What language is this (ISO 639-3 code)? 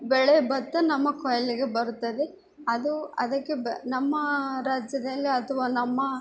kan